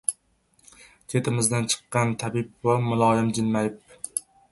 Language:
Uzbek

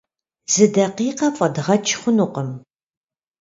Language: Kabardian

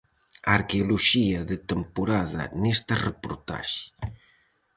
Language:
Galician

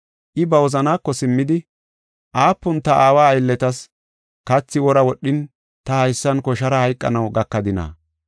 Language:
Gofa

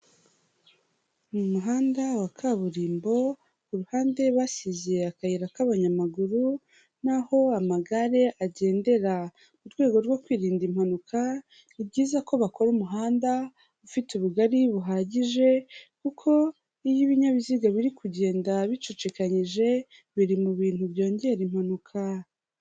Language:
Kinyarwanda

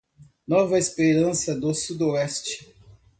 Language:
Portuguese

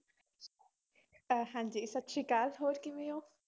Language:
Punjabi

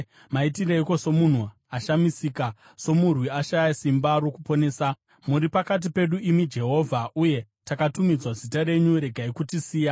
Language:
Shona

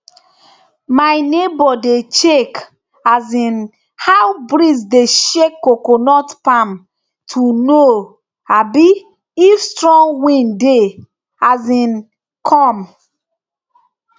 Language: Nigerian Pidgin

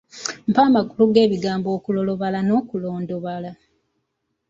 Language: Ganda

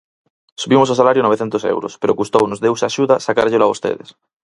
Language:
Galician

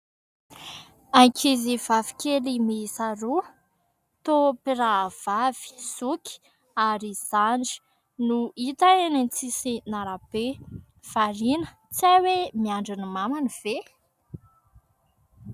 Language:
Malagasy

